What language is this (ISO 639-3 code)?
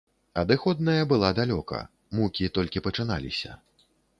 bel